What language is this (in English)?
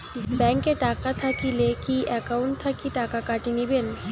Bangla